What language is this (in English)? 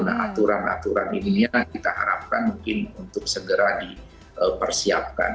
Indonesian